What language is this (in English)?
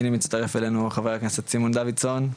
Hebrew